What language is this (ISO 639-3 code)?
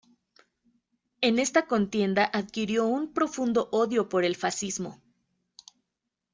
spa